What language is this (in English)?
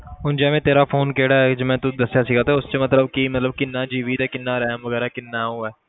Punjabi